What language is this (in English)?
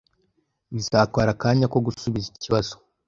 Kinyarwanda